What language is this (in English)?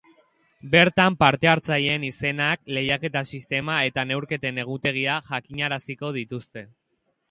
Basque